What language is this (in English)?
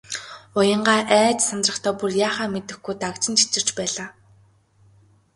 Mongolian